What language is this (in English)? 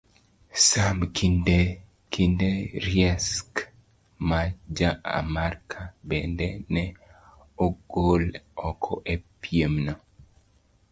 Luo (Kenya and Tanzania)